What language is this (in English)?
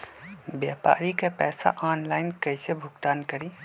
Magahi